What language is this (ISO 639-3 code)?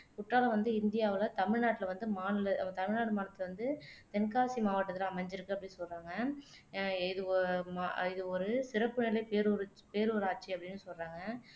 tam